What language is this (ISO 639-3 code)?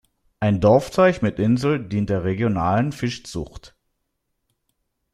deu